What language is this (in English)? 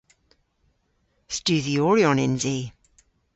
Cornish